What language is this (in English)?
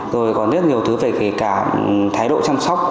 Vietnamese